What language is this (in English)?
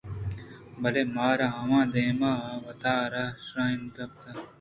Eastern Balochi